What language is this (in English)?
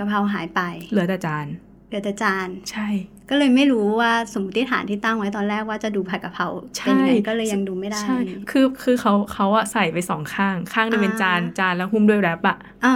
Thai